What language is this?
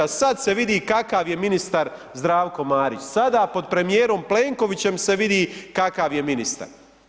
Croatian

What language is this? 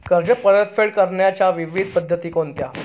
Marathi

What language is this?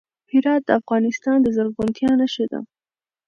Pashto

